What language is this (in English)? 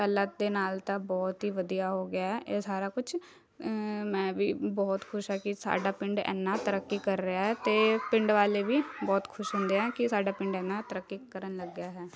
Punjabi